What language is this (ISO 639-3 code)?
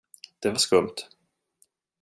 swe